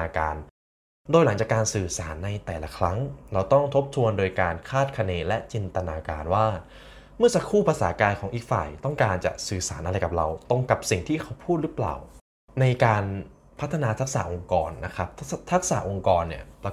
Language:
Thai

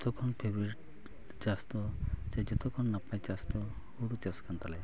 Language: Santali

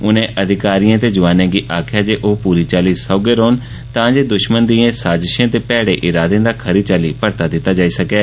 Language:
Dogri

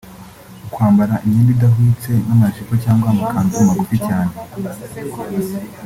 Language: Kinyarwanda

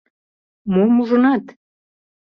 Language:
Mari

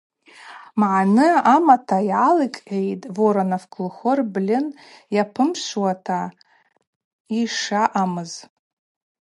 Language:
Abaza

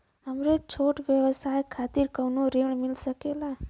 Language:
Bhojpuri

